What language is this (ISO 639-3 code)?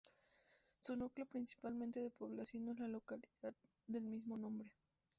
spa